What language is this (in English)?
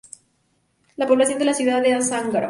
Spanish